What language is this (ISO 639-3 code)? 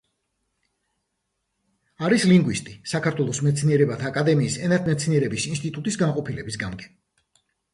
kat